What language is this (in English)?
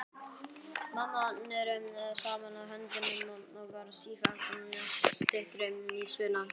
Icelandic